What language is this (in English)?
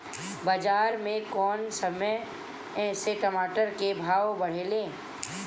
Bhojpuri